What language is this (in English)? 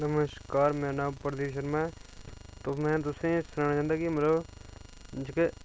Dogri